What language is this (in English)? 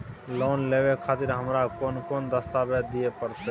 Maithili